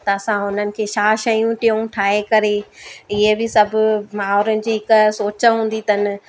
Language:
Sindhi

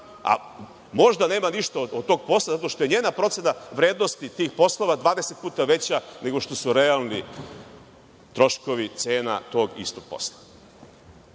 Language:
Serbian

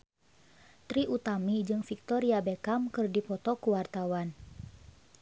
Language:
Sundanese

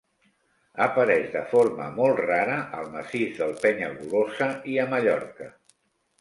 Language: Catalan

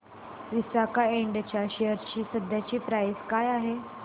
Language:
Marathi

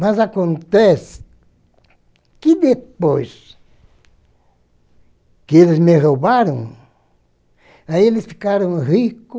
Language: Portuguese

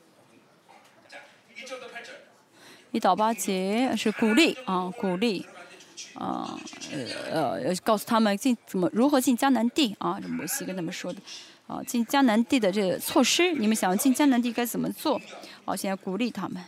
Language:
Chinese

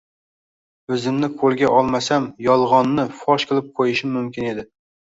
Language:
Uzbek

